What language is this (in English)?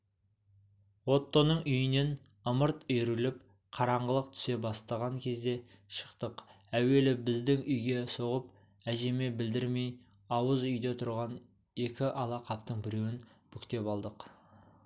Kazakh